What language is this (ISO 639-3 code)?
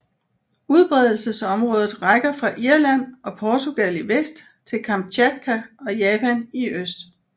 dan